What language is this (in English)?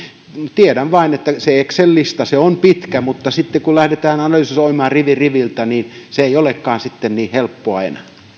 Finnish